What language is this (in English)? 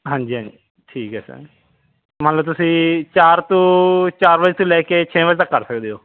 Punjabi